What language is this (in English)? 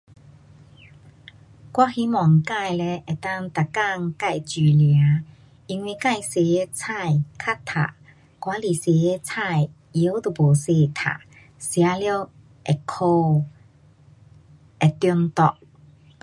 Pu-Xian Chinese